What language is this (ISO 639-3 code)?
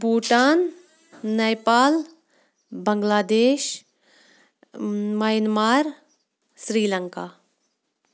kas